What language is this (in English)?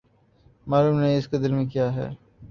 Urdu